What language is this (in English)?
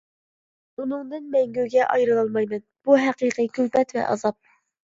Uyghur